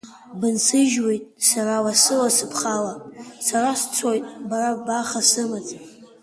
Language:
Abkhazian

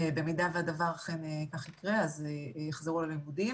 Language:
Hebrew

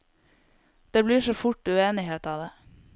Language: Norwegian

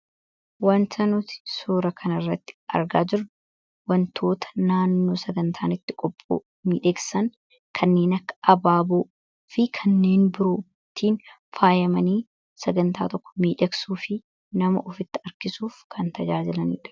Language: Oromo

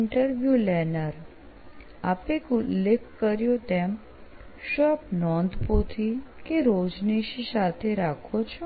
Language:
Gujarati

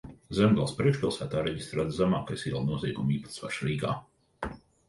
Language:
Latvian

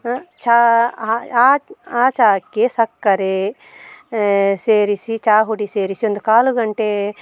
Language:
Kannada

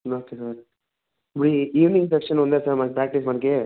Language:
Telugu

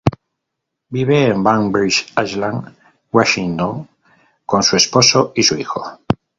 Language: Spanish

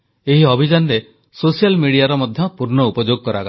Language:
Odia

